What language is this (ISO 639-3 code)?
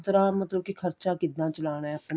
pan